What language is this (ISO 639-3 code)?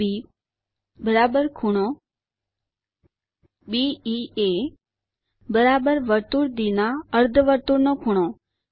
guj